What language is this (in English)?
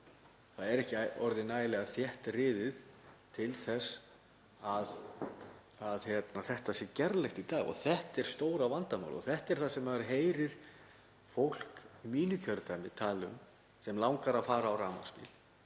Icelandic